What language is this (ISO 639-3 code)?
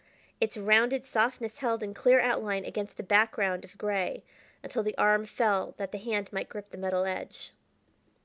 eng